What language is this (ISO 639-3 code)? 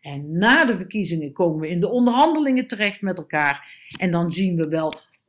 nld